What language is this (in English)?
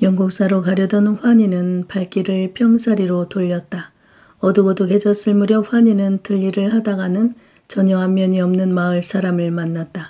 Korean